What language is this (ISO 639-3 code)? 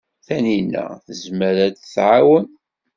kab